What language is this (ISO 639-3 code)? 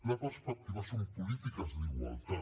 cat